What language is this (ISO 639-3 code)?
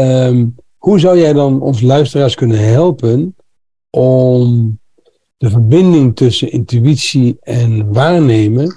nld